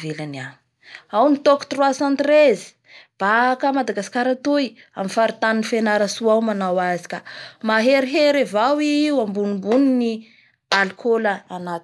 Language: Bara Malagasy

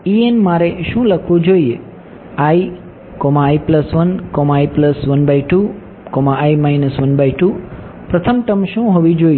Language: Gujarati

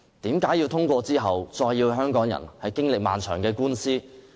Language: Cantonese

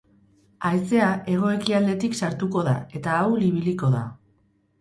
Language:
Basque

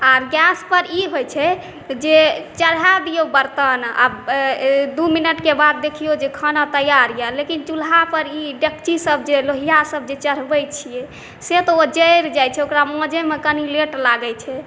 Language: Maithili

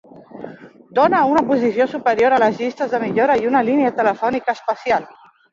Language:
Catalan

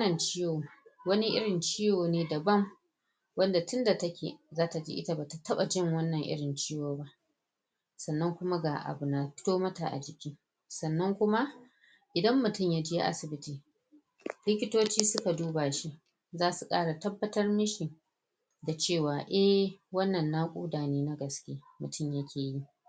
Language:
Hausa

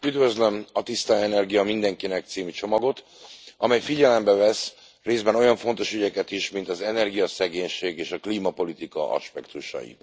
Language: Hungarian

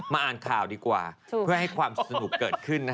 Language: Thai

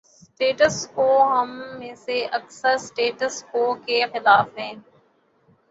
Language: Urdu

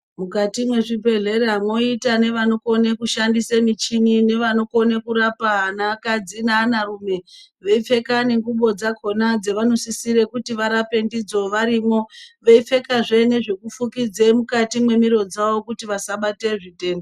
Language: Ndau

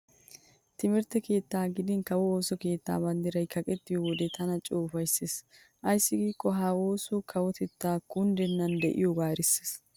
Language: Wolaytta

